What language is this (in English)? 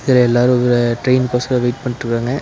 Tamil